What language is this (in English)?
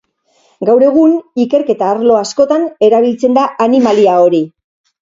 Basque